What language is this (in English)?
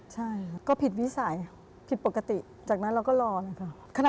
Thai